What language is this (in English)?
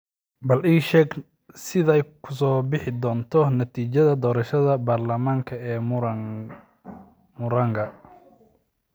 Somali